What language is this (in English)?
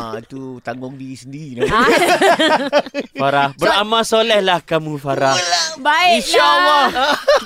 Malay